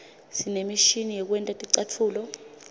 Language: Swati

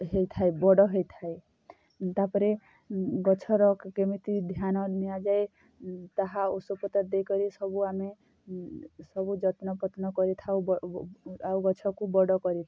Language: Odia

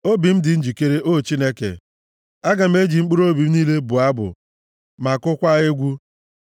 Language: Igbo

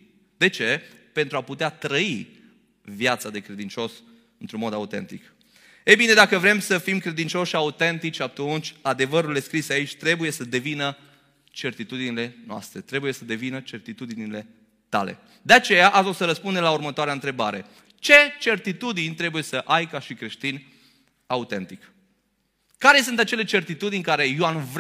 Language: Romanian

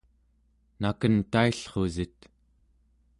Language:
Central Yupik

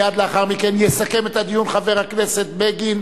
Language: Hebrew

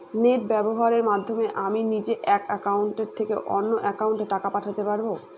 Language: Bangla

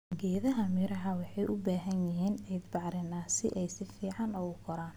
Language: Somali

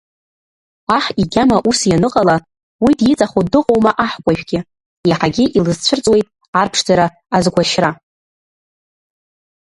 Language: Abkhazian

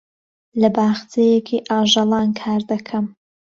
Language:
Central Kurdish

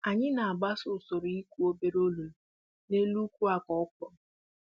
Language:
Igbo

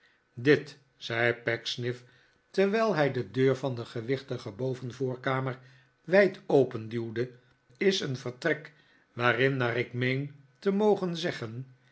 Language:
Dutch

